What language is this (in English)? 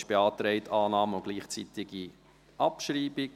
Swiss German